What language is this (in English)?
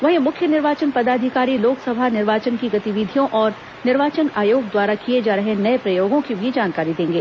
Hindi